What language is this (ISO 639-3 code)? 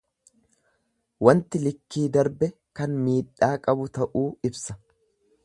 orm